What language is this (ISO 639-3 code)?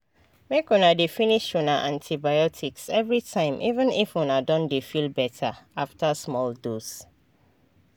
pcm